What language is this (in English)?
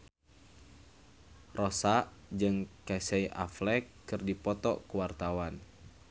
Sundanese